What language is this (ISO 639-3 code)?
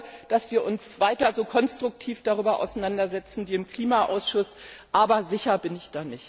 deu